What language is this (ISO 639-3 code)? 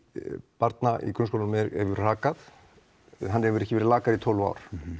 isl